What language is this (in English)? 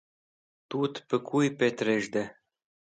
Wakhi